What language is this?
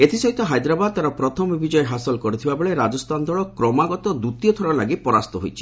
Odia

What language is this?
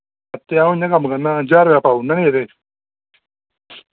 Dogri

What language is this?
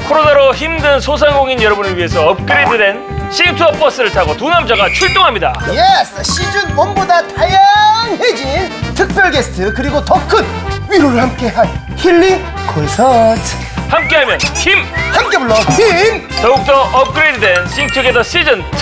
Korean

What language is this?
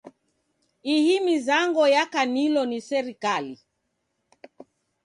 Taita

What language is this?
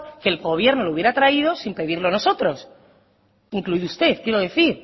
Spanish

